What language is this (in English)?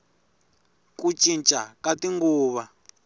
Tsonga